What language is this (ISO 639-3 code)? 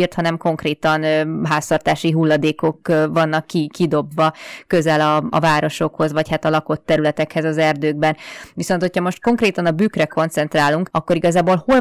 hun